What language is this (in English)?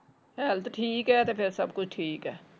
Punjabi